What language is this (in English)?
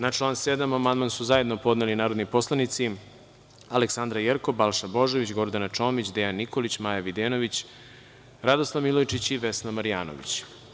Serbian